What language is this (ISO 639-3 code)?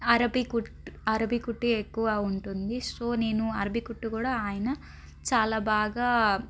tel